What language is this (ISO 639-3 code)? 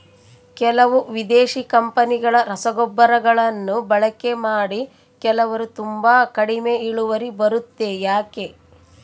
kan